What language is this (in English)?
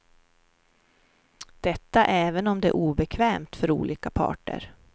Swedish